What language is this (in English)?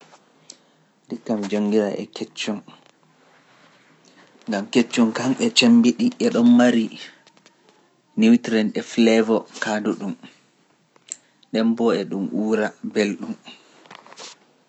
Pular